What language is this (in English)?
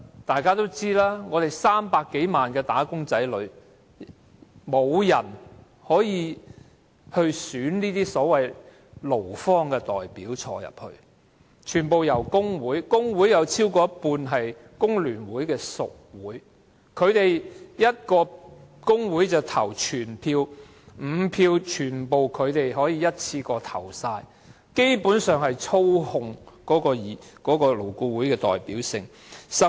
Cantonese